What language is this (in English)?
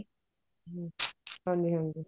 Punjabi